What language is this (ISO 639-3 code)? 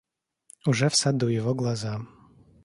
rus